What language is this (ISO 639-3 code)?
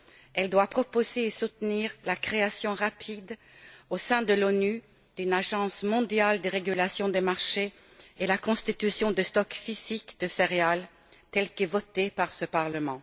fra